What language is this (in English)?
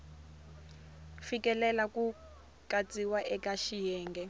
Tsonga